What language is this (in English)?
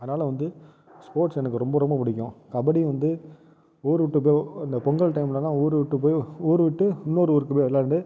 Tamil